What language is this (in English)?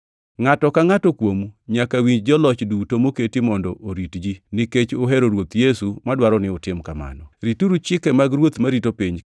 Luo (Kenya and Tanzania)